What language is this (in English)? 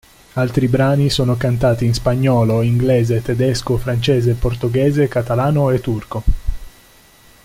Italian